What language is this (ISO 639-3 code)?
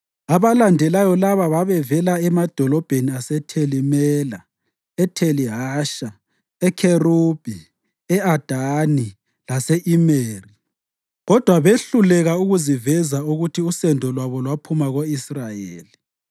nde